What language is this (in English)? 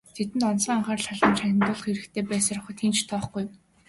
Mongolian